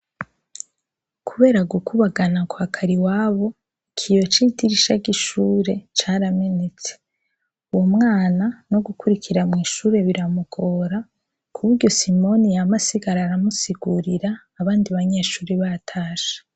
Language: Rundi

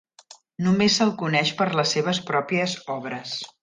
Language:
Catalan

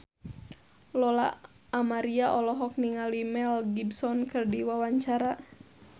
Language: Sundanese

